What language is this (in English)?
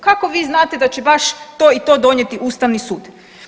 Croatian